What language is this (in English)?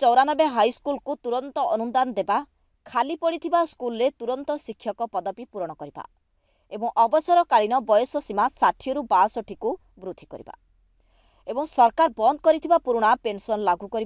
Hindi